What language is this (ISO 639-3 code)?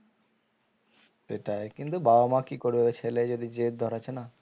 ben